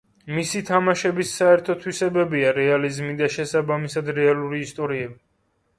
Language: Georgian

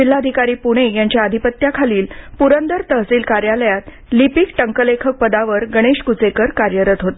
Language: Marathi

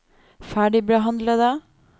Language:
Norwegian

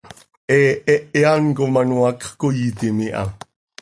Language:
Seri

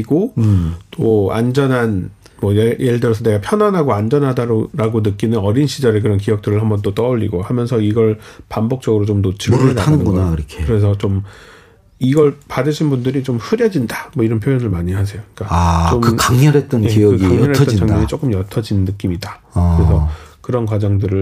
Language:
Korean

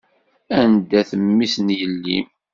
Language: Kabyle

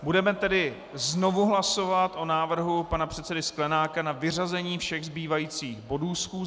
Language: Czech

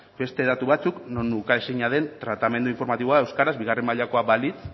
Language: Basque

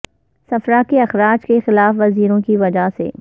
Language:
Urdu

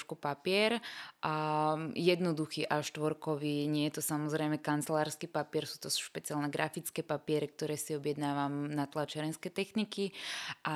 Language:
Slovak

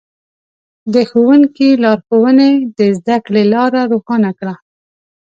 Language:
Pashto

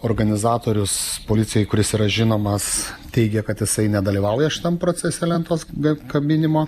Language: Lithuanian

